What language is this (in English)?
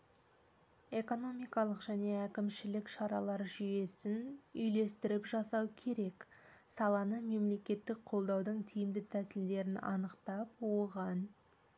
Kazakh